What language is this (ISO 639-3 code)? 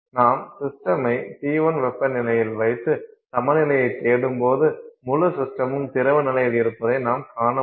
tam